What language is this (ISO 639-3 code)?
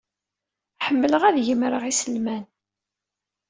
kab